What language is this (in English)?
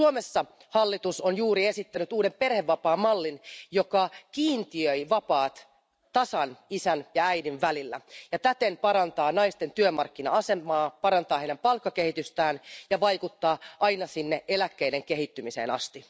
Finnish